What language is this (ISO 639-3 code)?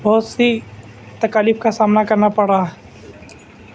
urd